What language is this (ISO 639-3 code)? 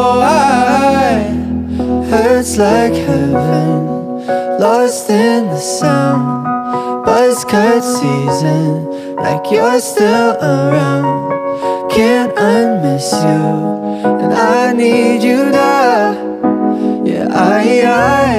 msa